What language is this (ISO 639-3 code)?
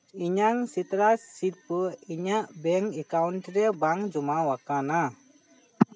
sat